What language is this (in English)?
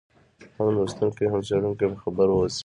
Pashto